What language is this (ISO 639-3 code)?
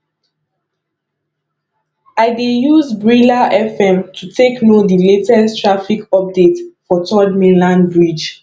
pcm